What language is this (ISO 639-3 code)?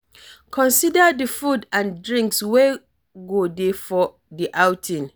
pcm